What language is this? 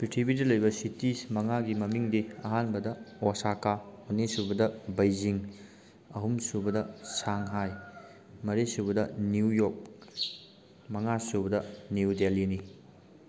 Manipuri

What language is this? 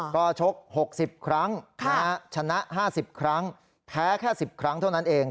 Thai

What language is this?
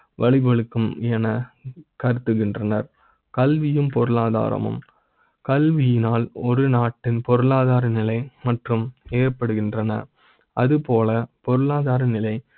Tamil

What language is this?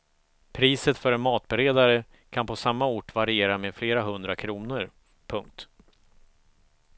Swedish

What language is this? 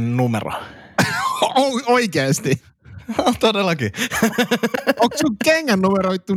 Finnish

